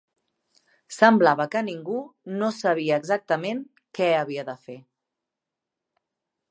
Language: Catalan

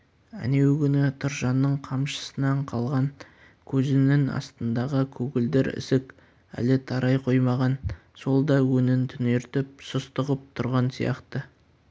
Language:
Kazakh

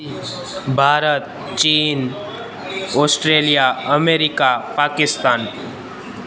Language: Sindhi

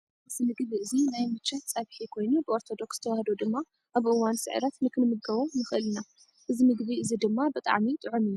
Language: Tigrinya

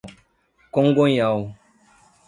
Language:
Portuguese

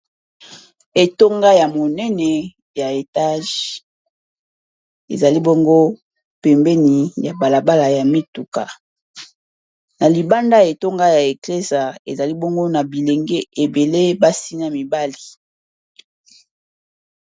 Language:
Lingala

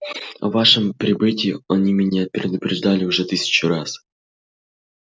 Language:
Russian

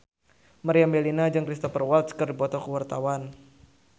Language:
Sundanese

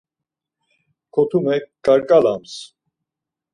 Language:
Laz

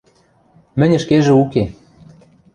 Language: Western Mari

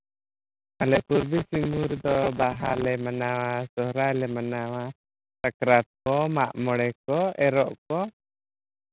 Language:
Santali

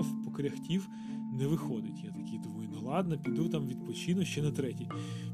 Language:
Ukrainian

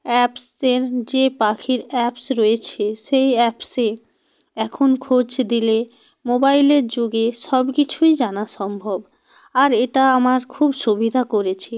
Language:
Bangla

